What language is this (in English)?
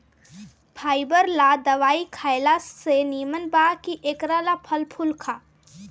Bhojpuri